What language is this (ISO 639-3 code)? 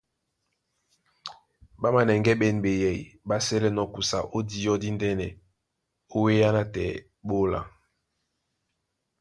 dua